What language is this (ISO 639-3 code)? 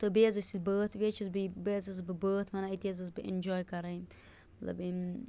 kas